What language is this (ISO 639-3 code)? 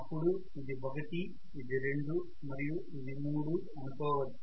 tel